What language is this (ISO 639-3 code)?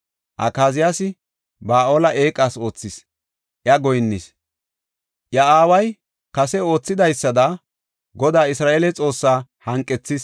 gof